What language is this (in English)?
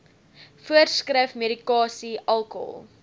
Afrikaans